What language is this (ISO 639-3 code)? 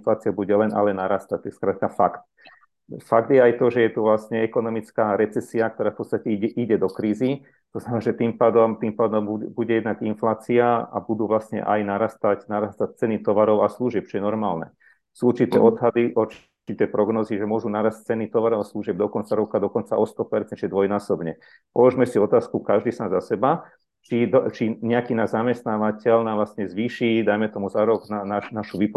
slk